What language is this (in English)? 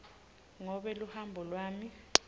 Swati